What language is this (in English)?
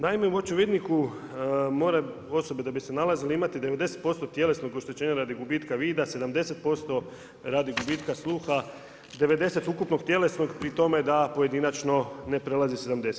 Croatian